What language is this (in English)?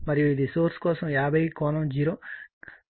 Telugu